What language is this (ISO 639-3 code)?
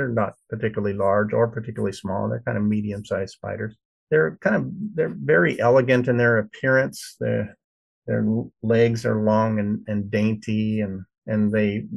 eng